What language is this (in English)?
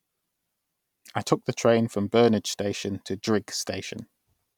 English